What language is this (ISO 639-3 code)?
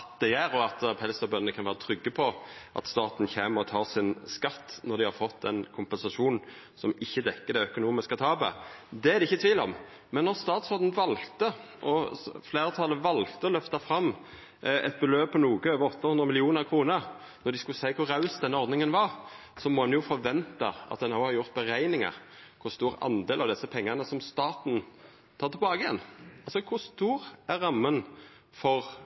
nno